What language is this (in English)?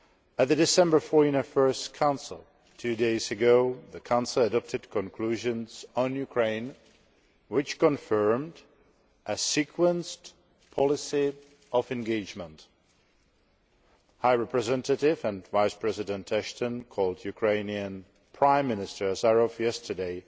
English